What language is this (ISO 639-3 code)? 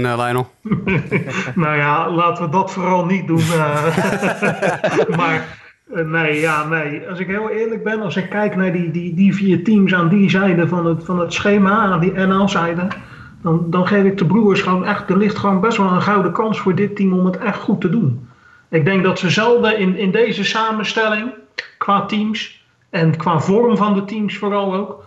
nld